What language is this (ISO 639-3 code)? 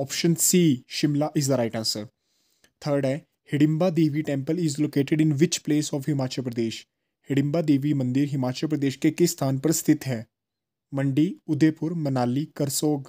hin